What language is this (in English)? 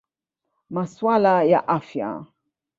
Swahili